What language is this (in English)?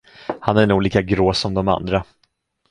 Swedish